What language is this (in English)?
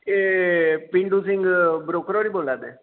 Dogri